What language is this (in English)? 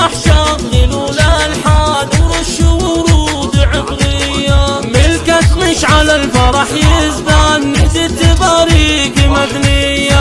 Arabic